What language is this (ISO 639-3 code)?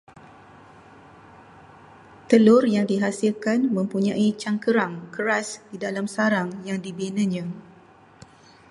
msa